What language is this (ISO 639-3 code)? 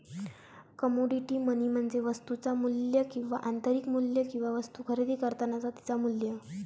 mar